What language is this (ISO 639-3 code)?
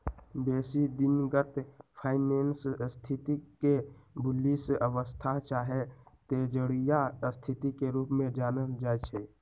mag